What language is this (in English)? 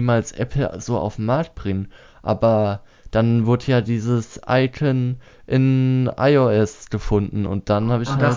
German